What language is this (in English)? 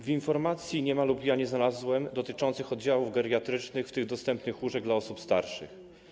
Polish